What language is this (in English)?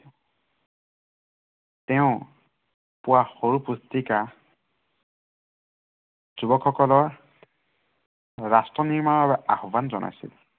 Assamese